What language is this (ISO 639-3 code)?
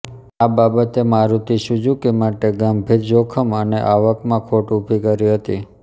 guj